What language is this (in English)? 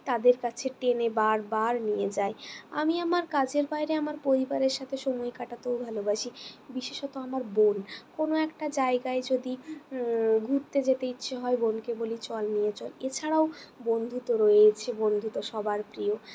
Bangla